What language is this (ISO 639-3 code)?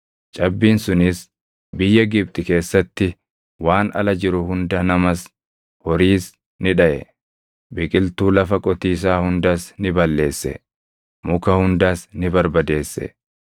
orm